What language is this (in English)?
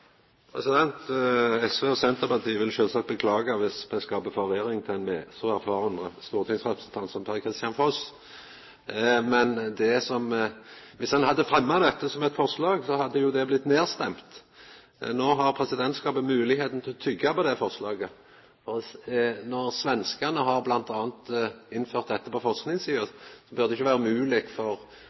Norwegian Nynorsk